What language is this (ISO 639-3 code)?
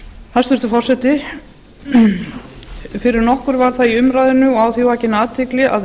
isl